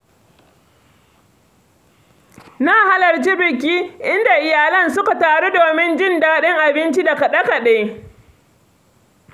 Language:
Hausa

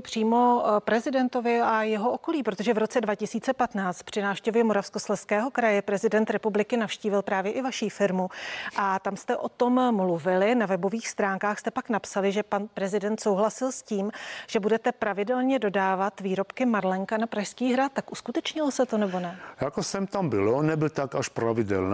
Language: Czech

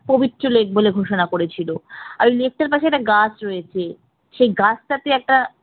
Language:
Bangla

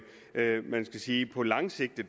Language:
Danish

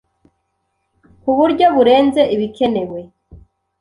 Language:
Kinyarwanda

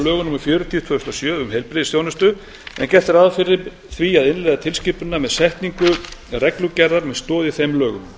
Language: Icelandic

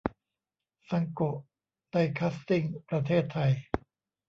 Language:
Thai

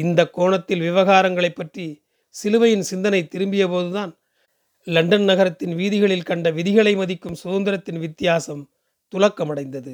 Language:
Tamil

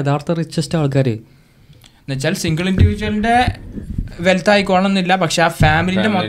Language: Malayalam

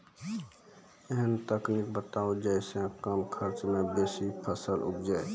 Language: Maithili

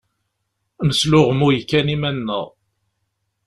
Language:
Kabyle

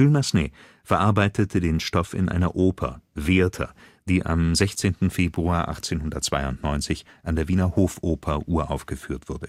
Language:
German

